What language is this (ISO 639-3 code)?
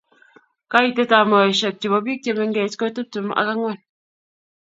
kln